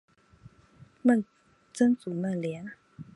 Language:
Chinese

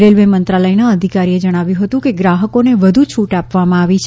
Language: Gujarati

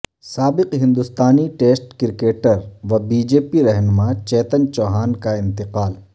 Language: Urdu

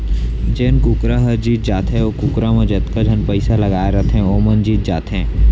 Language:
Chhattisgarhi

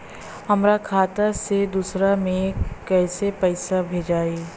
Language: Bhojpuri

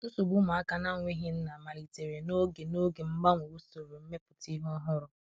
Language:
Igbo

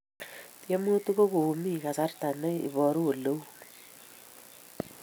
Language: Kalenjin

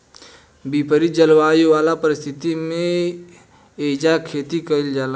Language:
Bhojpuri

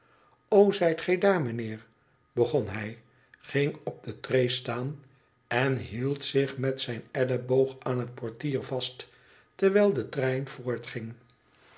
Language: Dutch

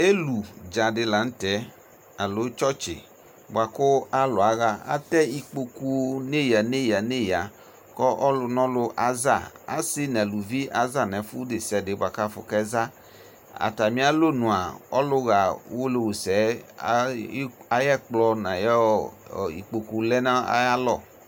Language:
Ikposo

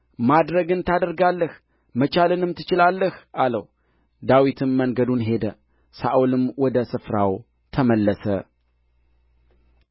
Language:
Amharic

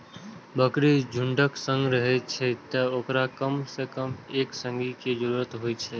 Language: Maithili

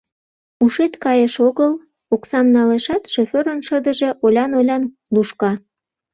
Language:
Mari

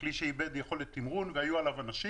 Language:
Hebrew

